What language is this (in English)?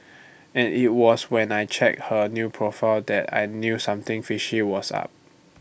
English